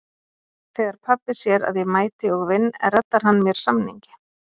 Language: Icelandic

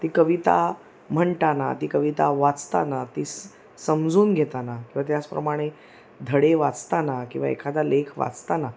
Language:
Marathi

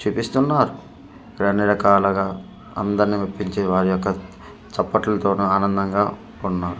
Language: Telugu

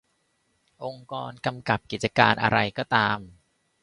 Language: Thai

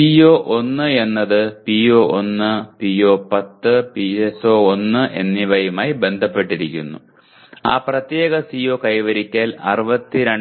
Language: Malayalam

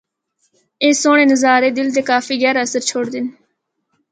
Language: Northern Hindko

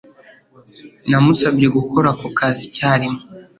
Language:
Kinyarwanda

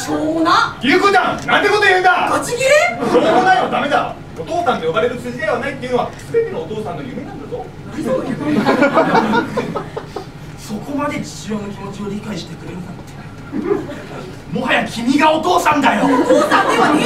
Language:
Japanese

